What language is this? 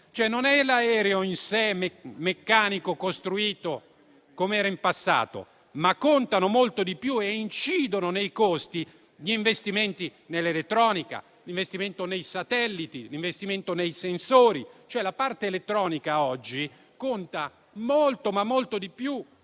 Italian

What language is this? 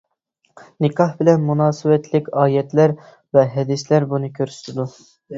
Uyghur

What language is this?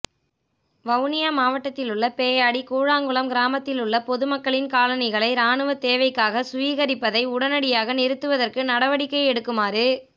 Tamil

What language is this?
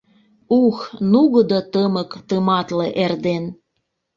Mari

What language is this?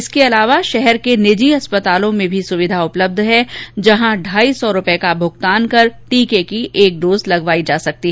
Hindi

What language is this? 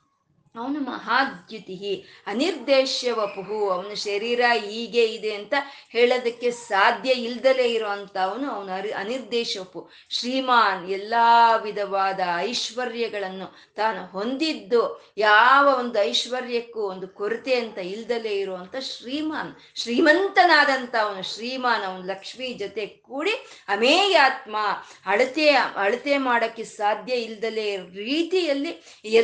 Kannada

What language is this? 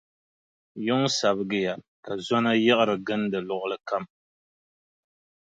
Dagbani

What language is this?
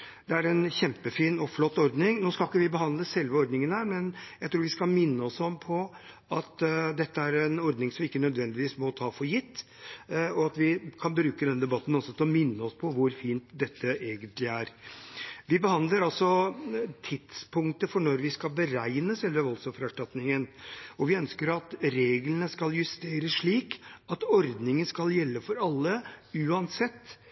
Norwegian Bokmål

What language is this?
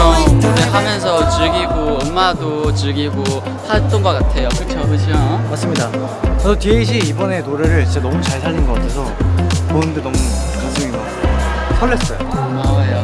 Korean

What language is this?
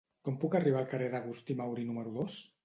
Catalan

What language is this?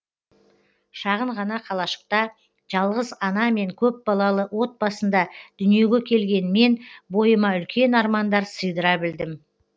Kazakh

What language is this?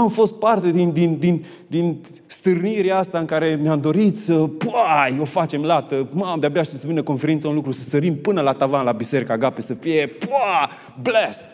Romanian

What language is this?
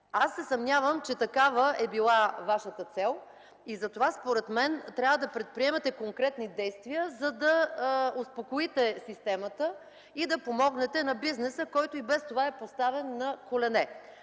Bulgarian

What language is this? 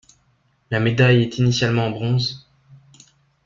French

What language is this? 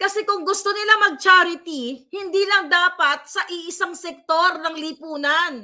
Filipino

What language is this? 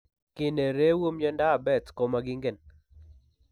Kalenjin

